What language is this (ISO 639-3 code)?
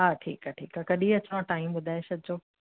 snd